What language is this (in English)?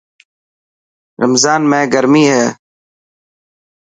Dhatki